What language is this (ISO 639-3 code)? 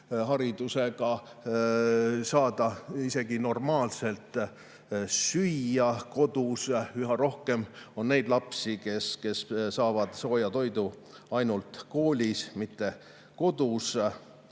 est